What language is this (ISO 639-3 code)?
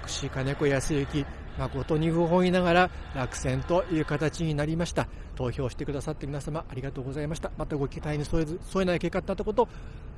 jpn